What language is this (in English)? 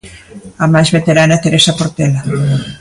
Galician